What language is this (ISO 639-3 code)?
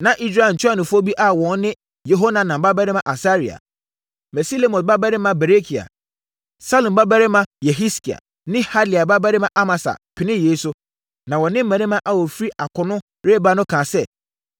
aka